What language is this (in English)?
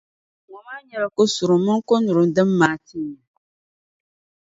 Dagbani